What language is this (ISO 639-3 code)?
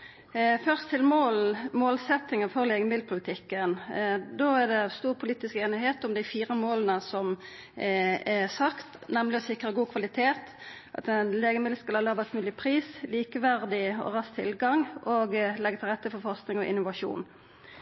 nno